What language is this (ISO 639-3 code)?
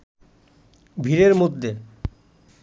ben